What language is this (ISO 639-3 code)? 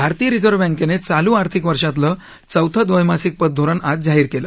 mar